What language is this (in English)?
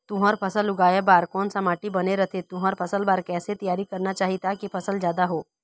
Chhattisgarhi